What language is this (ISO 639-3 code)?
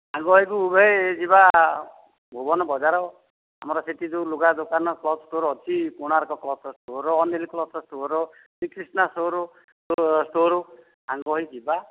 ori